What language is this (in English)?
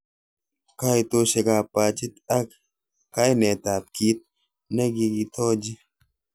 Kalenjin